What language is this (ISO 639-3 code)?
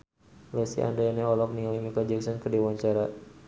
sun